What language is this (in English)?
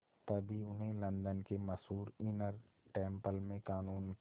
Hindi